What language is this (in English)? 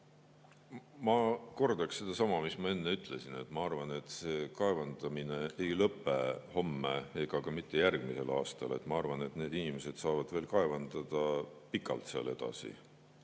Estonian